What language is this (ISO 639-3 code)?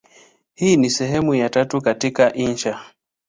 swa